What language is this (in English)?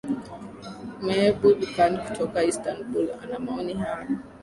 Swahili